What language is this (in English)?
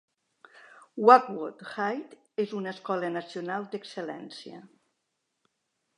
Catalan